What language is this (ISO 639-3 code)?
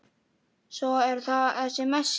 isl